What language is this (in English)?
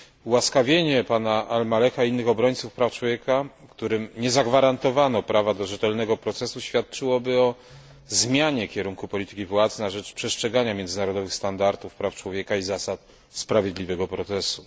Polish